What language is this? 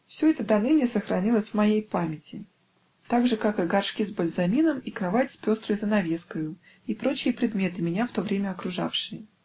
Russian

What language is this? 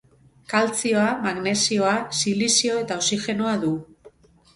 Basque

